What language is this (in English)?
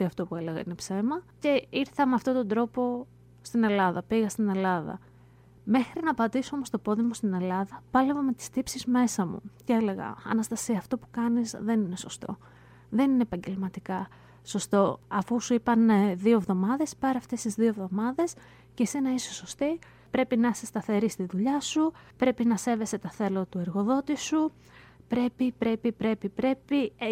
Greek